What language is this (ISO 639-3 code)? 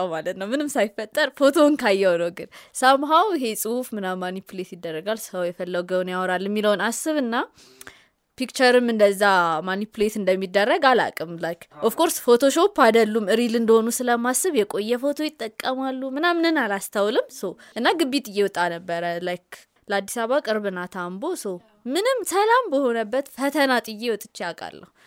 amh